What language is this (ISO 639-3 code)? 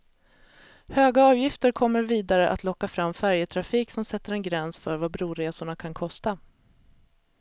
swe